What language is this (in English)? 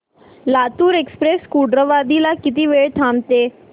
Marathi